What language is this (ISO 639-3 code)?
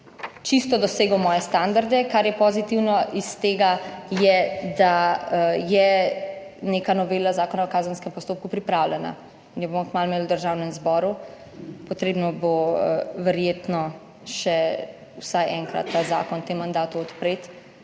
slv